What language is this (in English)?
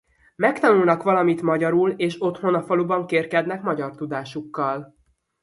Hungarian